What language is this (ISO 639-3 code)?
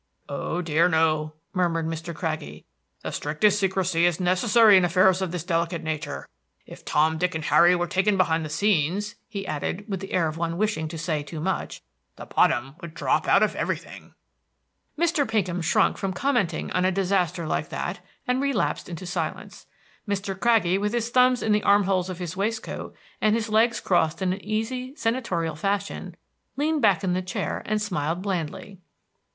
eng